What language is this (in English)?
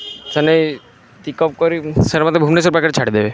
Odia